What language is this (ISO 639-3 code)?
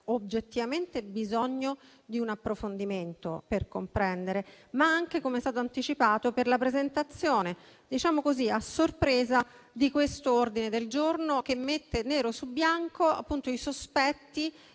ita